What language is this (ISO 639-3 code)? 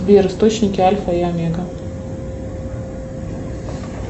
rus